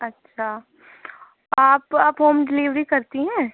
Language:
Urdu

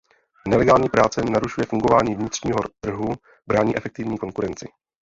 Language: Czech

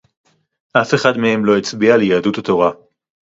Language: Hebrew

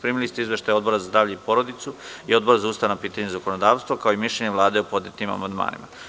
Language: Serbian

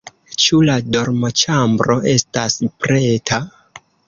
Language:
Esperanto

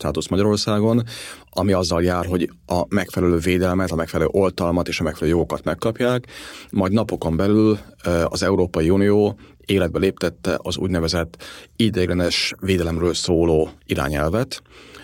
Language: Hungarian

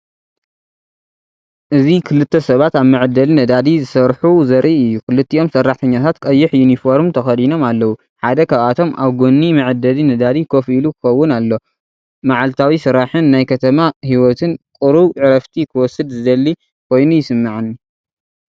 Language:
Tigrinya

